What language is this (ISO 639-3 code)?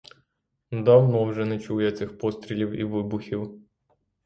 ukr